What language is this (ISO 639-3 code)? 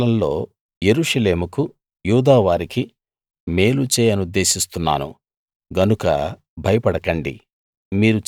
tel